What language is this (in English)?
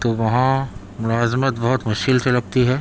Urdu